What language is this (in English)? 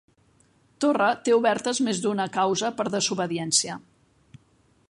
Catalan